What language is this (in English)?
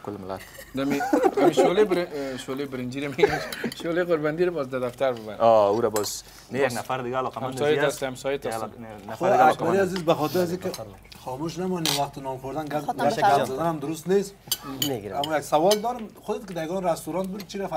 Persian